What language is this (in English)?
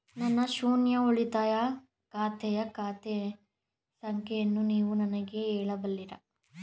Kannada